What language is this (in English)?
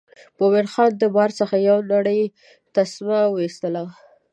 Pashto